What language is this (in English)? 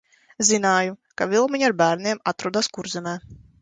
Latvian